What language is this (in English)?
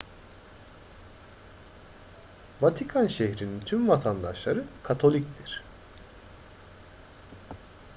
Turkish